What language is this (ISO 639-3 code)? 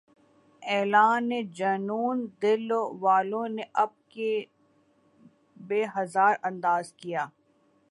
urd